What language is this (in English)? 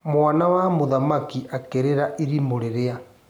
Kikuyu